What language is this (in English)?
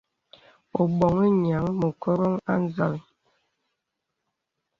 Bebele